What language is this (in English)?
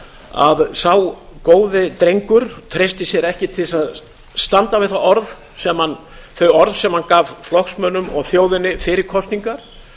Icelandic